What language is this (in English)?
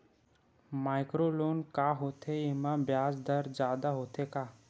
Chhattisgarhi